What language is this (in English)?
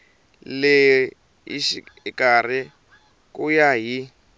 Tsonga